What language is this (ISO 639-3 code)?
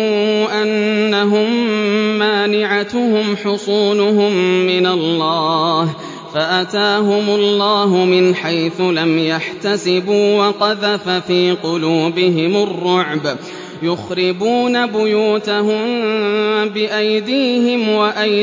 ara